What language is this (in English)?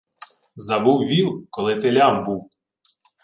Ukrainian